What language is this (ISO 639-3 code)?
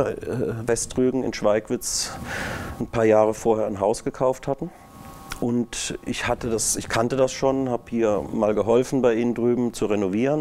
deu